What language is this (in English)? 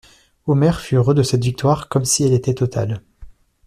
French